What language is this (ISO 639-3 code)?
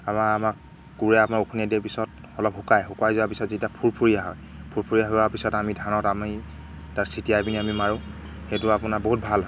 asm